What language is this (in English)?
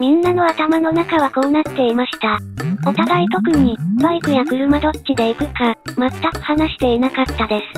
Japanese